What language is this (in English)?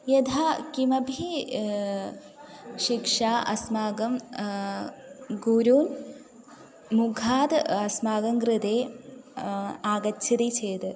Sanskrit